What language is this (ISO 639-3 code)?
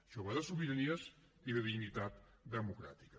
cat